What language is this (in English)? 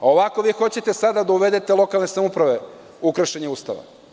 Serbian